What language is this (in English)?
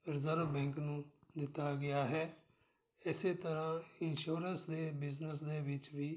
Punjabi